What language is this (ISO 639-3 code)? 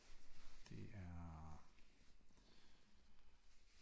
dan